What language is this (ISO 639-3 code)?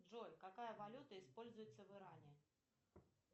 rus